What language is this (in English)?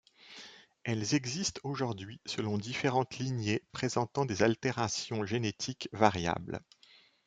French